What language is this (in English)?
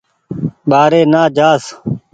Goaria